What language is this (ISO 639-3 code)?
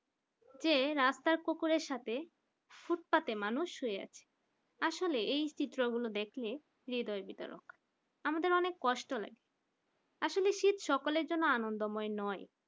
ben